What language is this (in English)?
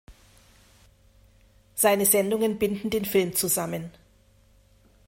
German